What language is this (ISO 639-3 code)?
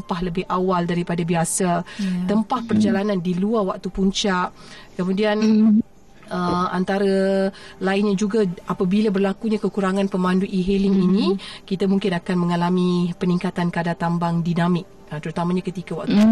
msa